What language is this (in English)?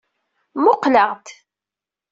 Kabyle